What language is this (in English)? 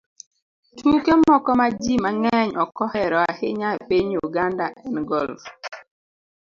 Luo (Kenya and Tanzania)